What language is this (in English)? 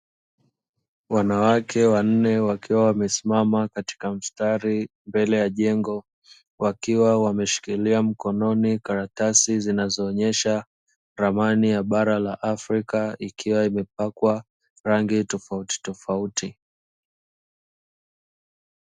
Swahili